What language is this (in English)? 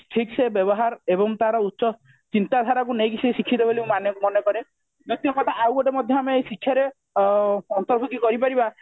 Odia